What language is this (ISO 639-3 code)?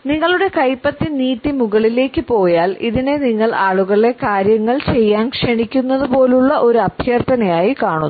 mal